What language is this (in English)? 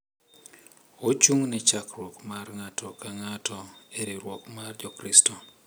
Luo (Kenya and Tanzania)